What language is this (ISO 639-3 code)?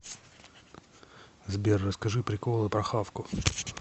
rus